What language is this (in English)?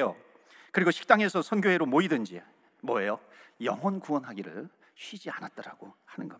Korean